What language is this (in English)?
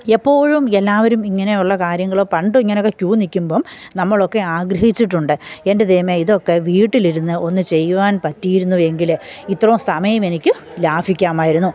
Malayalam